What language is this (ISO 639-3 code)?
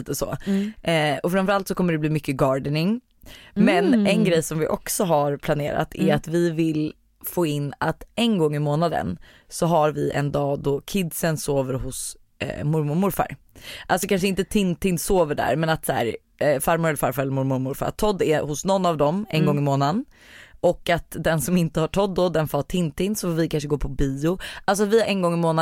swe